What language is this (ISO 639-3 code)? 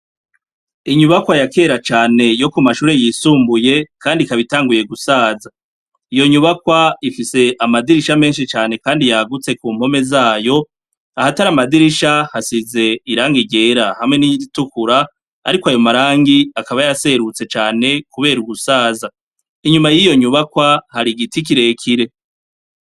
run